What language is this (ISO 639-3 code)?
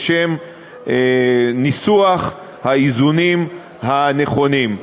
heb